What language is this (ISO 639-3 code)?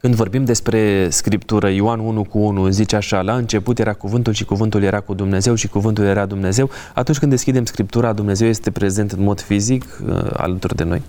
ron